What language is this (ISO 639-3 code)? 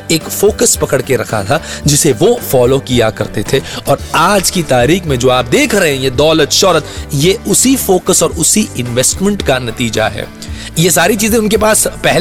hin